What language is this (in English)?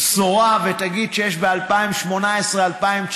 Hebrew